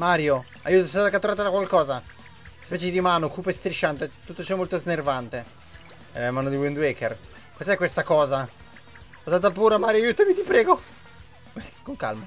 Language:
Italian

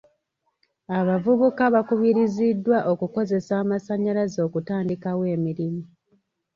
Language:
Ganda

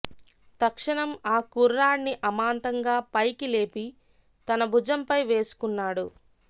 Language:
Telugu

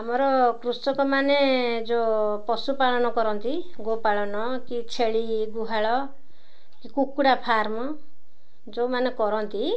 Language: Odia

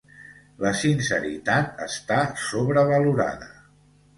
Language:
Catalan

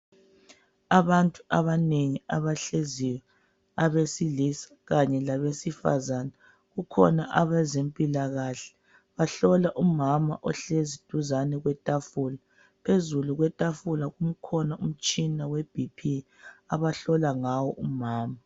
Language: North Ndebele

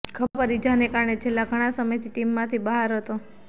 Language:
Gujarati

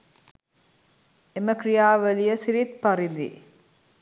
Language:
Sinhala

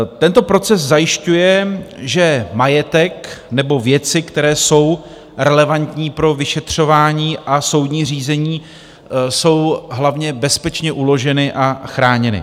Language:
Czech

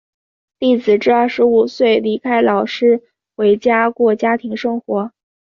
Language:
Chinese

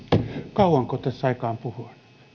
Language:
Finnish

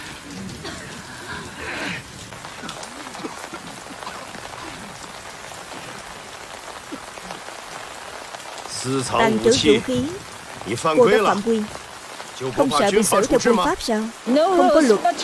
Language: Vietnamese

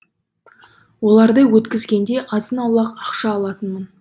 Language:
Kazakh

